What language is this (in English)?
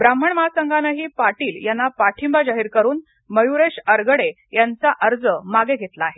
Marathi